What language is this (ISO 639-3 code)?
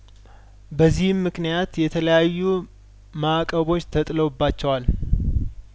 amh